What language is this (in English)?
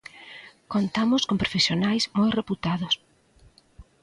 Galician